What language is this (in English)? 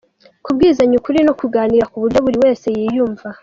Kinyarwanda